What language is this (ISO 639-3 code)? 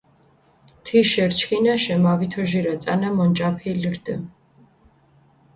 xmf